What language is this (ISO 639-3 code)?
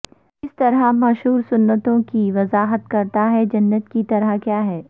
urd